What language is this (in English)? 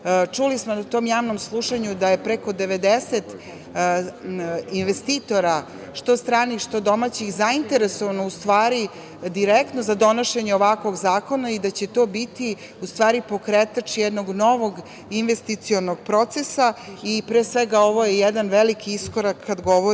Serbian